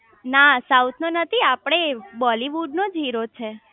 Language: Gujarati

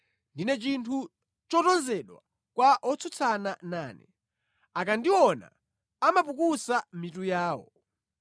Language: Nyanja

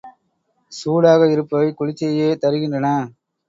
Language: Tamil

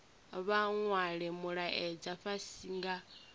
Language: Venda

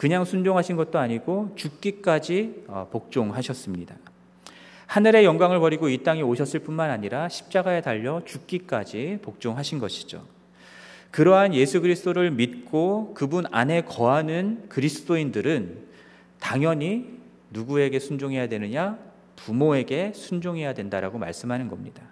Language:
Korean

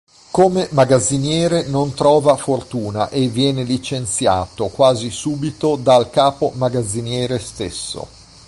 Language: Italian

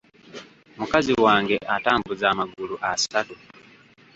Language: Ganda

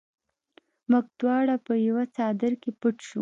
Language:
Pashto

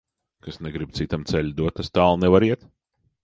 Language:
Latvian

